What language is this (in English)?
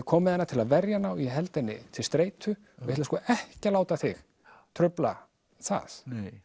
Icelandic